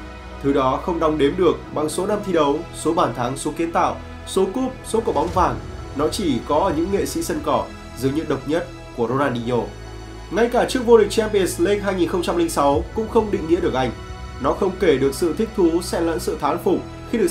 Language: Vietnamese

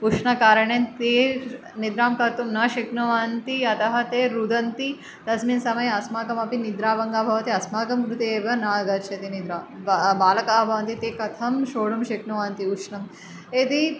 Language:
Sanskrit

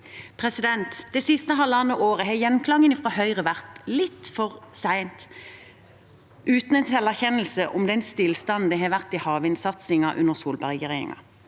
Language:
Norwegian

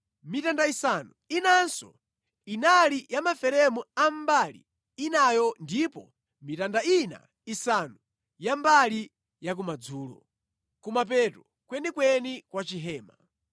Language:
Nyanja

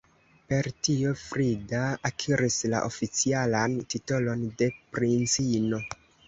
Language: Esperanto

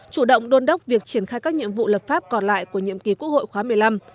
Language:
Vietnamese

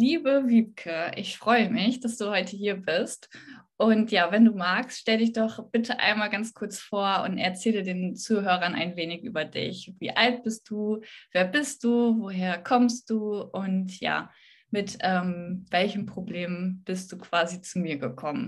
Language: German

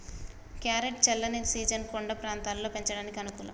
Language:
Telugu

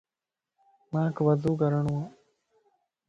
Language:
Lasi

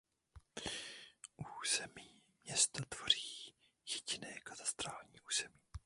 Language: Czech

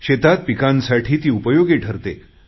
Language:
Marathi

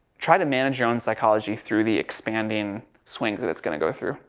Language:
English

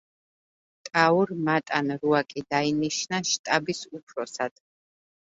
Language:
Georgian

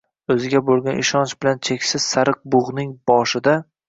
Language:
Uzbek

